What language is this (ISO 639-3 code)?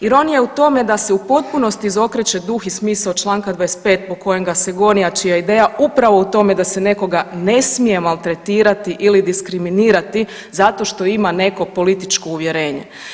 hrv